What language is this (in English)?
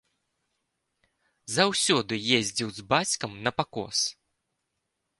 Belarusian